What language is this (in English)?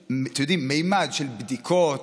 Hebrew